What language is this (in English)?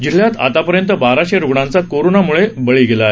Marathi